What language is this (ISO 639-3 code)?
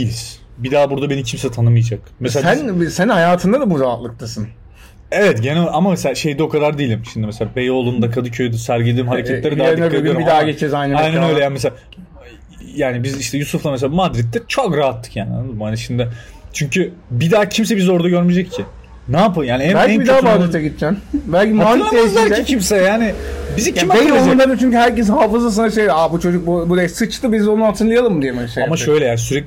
tur